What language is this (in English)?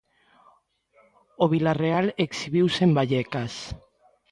Galician